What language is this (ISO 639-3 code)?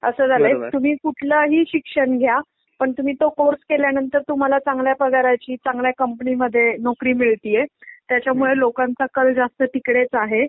mar